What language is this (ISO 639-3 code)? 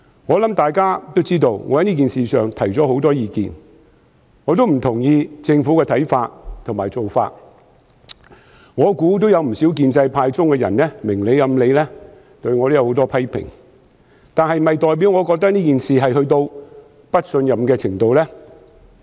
yue